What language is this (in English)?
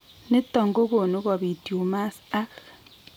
Kalenjin